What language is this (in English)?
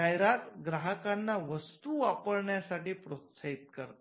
Marathi